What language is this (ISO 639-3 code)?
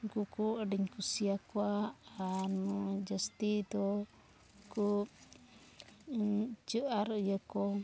sat